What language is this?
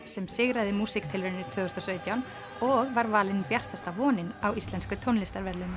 Icelandic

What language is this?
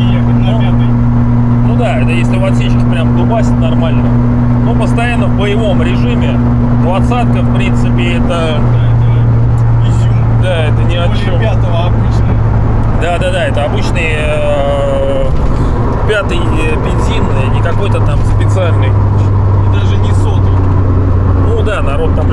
Russian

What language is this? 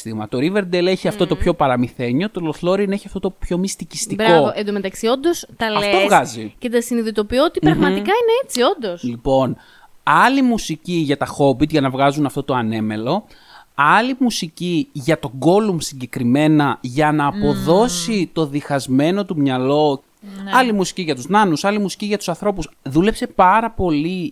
Greek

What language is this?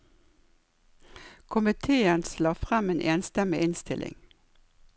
Norwegian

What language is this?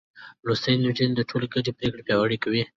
Pashto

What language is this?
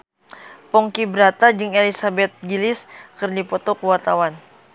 Sundanese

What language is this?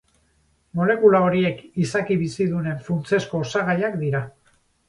Basque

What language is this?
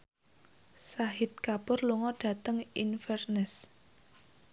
Javanese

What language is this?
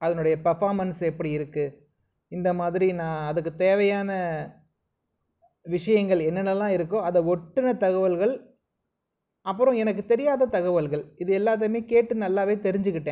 Tamil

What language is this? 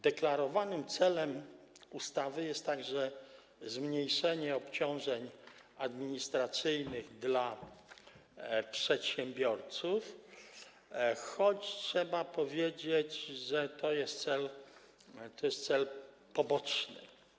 Polish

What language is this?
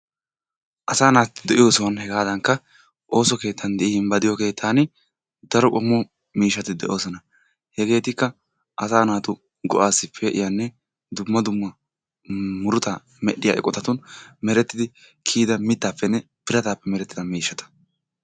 Wolaytta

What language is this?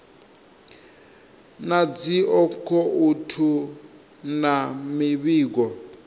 Venda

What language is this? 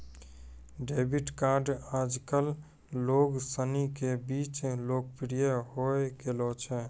Maithili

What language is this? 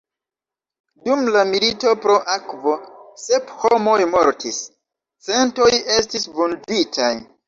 Esperanto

